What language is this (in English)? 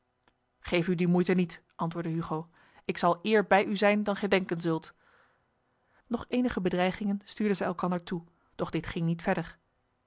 Dutch